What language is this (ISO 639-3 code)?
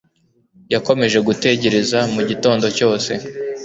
kin